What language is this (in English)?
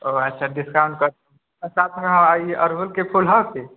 Maithili